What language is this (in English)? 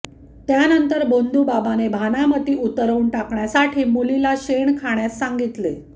Marathi